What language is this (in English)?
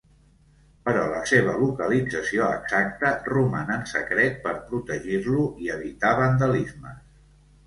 Catalan